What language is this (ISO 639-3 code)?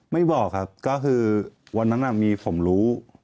tha